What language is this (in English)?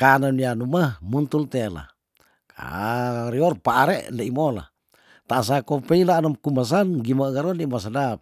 Tondano